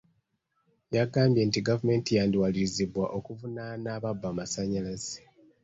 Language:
Ganda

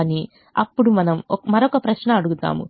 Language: Telugu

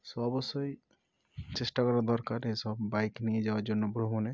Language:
Bangla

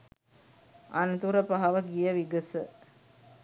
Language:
Sinhala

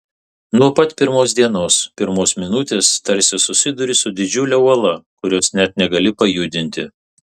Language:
Lithuanian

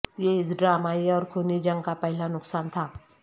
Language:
Urdu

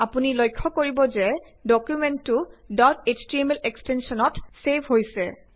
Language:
Assamese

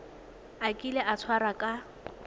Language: Tswana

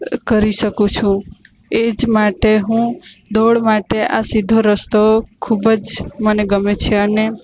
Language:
Gujarati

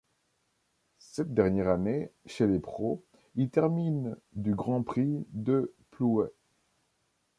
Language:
French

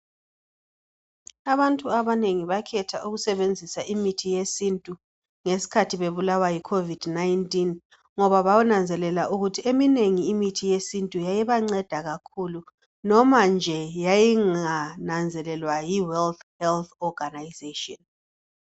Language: North Ndebele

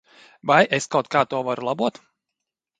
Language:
Latvian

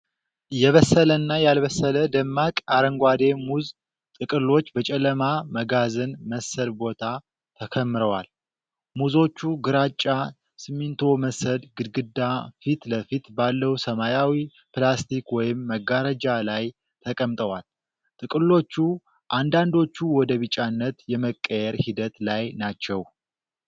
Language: Amharic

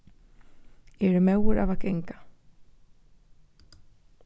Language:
Faroese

